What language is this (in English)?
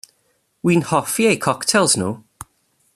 Welsh